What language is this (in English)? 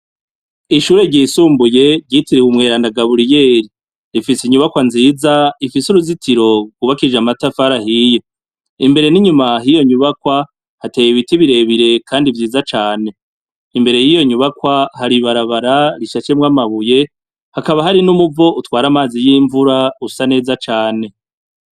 Rundi